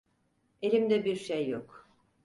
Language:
Turkish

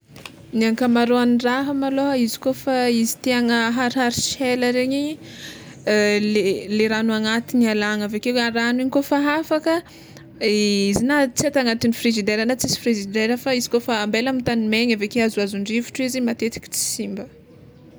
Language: Tsimihety Malagasy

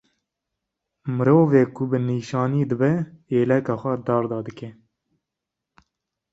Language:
Kurdish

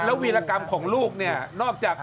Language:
Thai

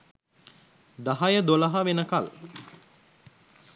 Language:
Sinhala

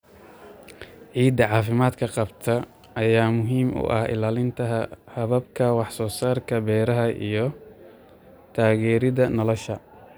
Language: Somali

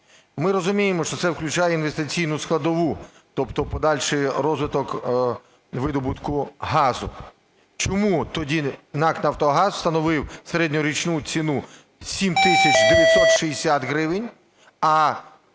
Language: Ukrainian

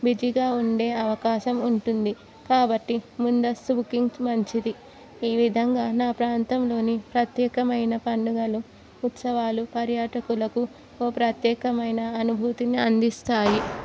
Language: Telugu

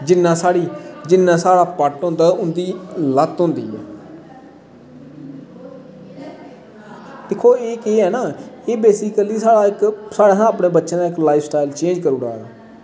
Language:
Dogri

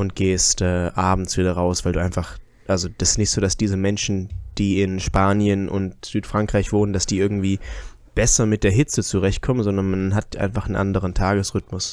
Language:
German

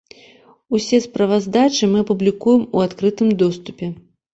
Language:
Belarusian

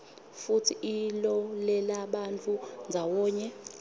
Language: Swati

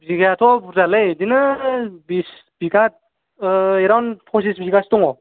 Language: Bodo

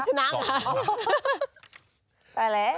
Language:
Thai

